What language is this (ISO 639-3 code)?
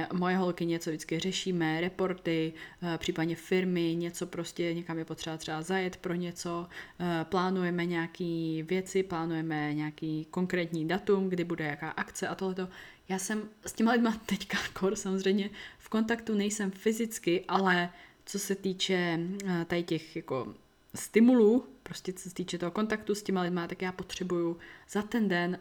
ces